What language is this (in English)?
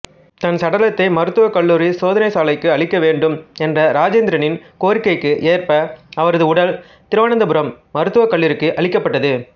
Tamil